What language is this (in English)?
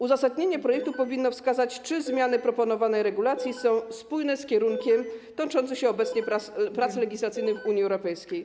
Polish